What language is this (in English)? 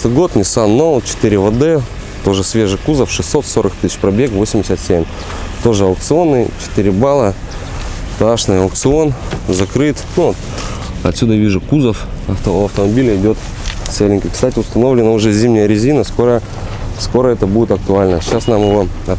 Russian